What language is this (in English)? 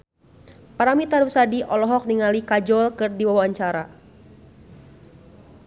Sundanese